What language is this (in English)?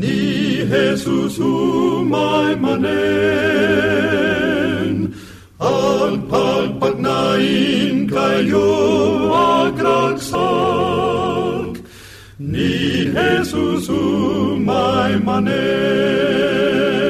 Filipino